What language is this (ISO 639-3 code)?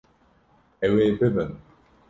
kur